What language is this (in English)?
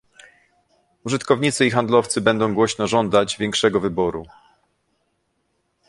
Polish